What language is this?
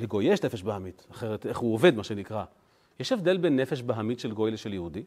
Hebrew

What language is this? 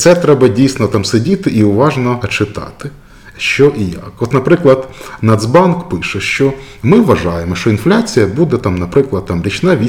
Ukrainian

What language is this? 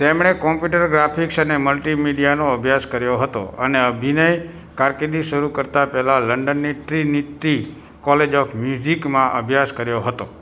Gujarati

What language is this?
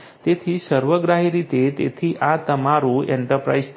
Gujarati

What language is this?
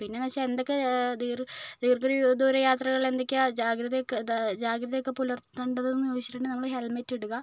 Malayalam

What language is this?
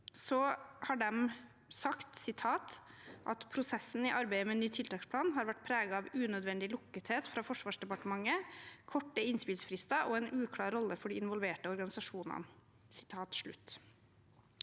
Norwegian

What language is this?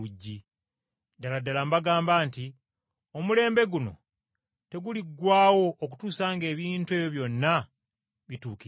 Ganda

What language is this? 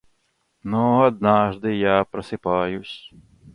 Russian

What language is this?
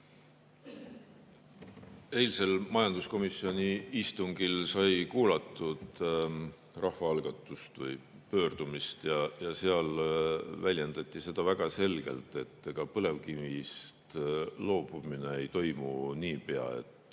Estonian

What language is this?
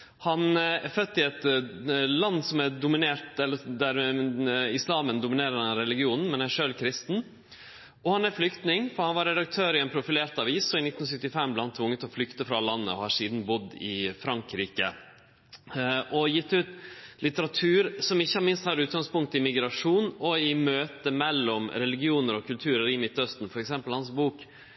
Norwegian Nynorsk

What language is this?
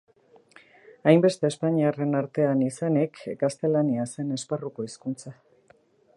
Basque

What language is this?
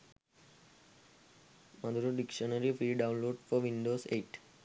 Sinhala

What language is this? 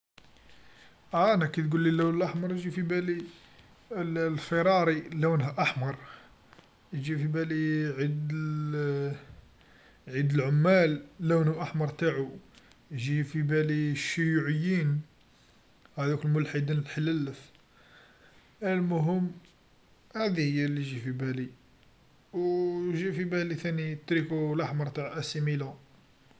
Algerian Arabic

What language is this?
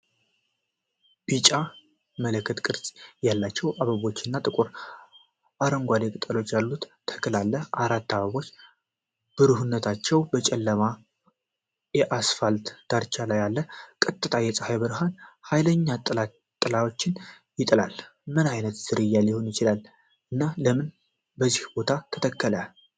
Amharic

